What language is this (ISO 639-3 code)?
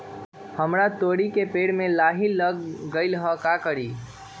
mag